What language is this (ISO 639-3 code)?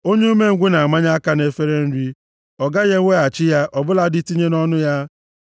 ibo